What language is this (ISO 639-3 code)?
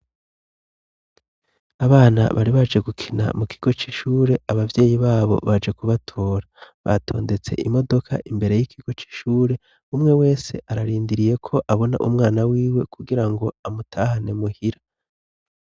run